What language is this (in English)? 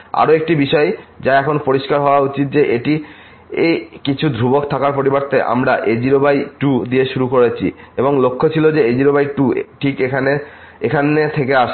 Bangla